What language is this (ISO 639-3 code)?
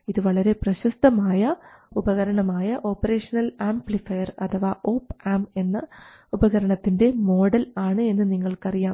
mal